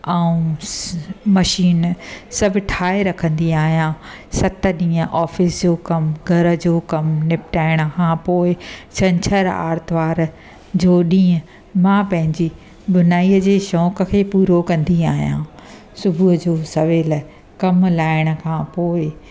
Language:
Sindhi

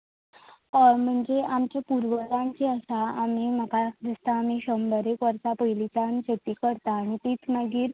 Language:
Konkani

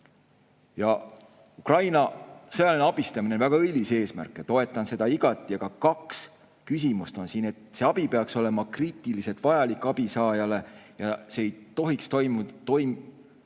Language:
Estonian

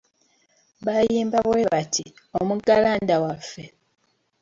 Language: Ganda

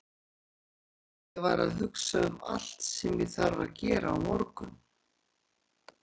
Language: Icelandic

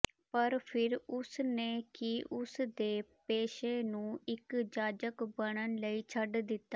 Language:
Punjabi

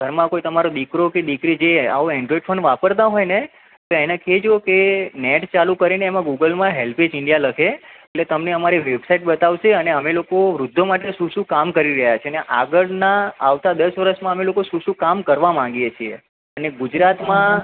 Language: Gujarati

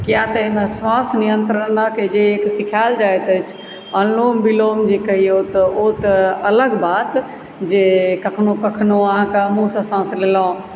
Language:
Maithili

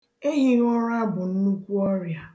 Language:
Igbo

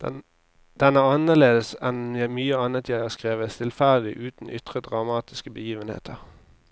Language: Norwegian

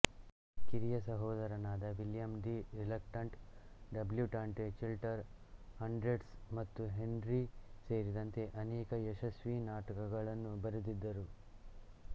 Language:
Kannada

